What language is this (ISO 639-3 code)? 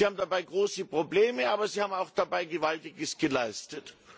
deu